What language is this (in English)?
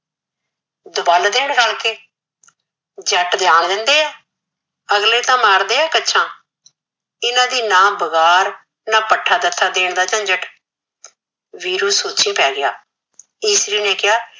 Punjabi